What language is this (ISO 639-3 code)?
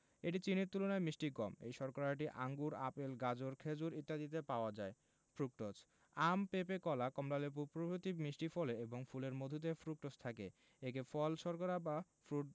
ben